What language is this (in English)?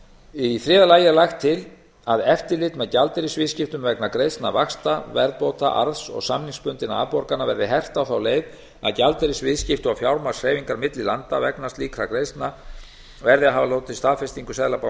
Icelandic